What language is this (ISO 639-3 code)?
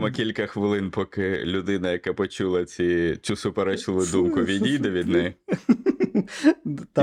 ukr